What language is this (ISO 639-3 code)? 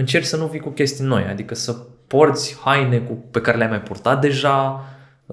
ron